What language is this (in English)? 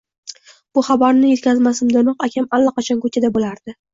Uzbek